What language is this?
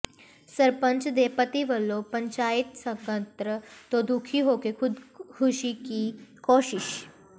Punjabi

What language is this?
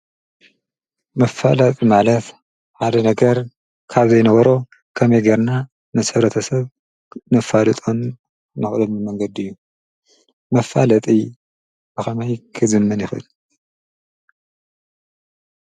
Tigrinya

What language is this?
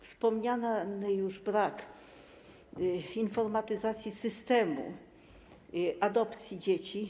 Polish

